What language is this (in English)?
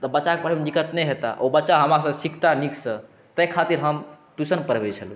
Maithili